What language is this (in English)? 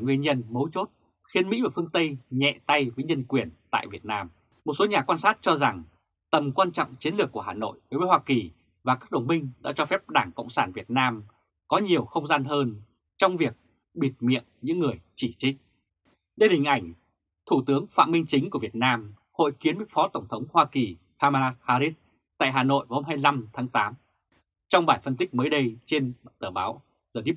Vietnamese